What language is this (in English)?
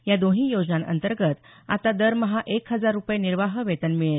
Marathi